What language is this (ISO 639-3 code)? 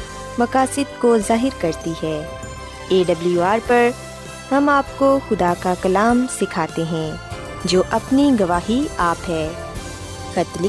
urd